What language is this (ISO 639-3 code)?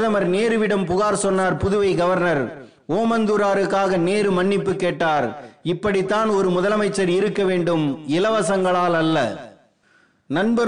tam